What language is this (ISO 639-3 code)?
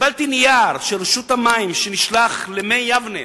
heb